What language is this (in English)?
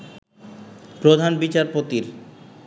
Bangla